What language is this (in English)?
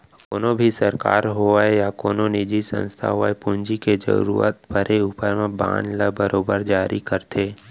Chhattisgarhi